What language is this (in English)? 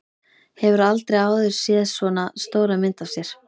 Icelandic